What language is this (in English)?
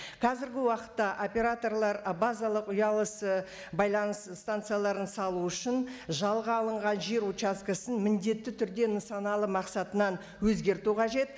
Kazakh